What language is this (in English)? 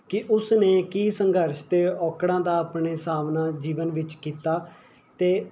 Punjabi